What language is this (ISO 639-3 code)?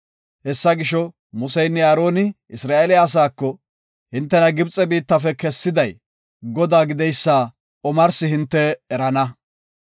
gof